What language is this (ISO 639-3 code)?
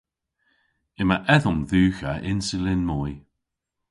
cor